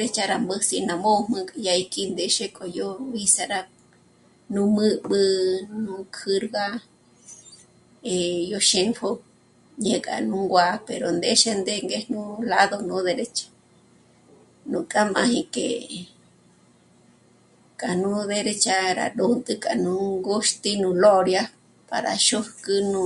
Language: Michoacán Mazahua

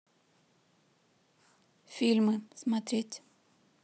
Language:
Russian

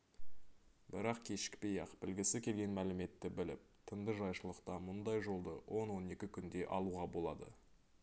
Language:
Kazakh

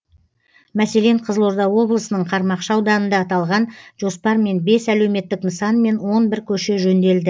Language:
Kazakh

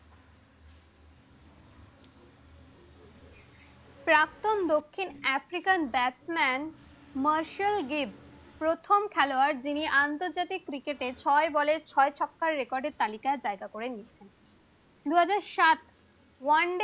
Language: Bangla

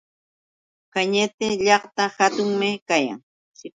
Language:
Yauyos Quechua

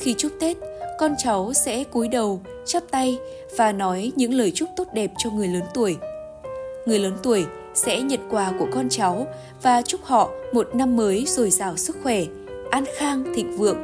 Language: Vietnamese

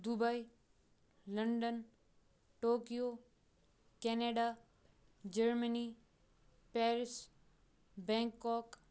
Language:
Kashmiri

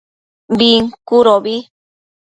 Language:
Matsés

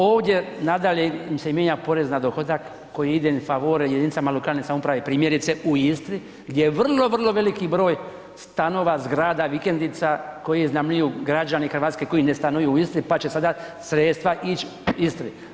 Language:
Croatian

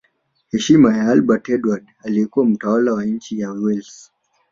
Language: Swahili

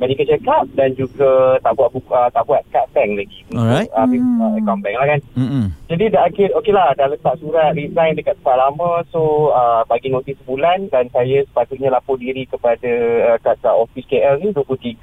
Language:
Malay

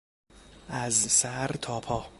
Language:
Persian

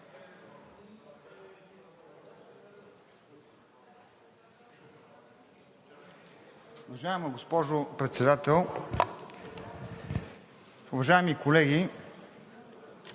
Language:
Bulgarian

